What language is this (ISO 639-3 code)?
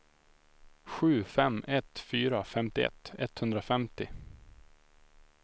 swe